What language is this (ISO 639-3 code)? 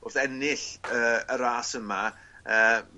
cym